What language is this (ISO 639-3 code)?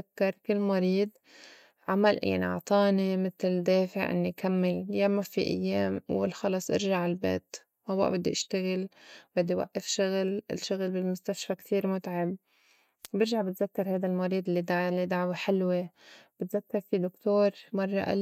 apc